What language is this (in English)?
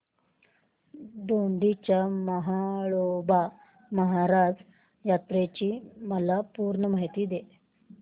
Marathi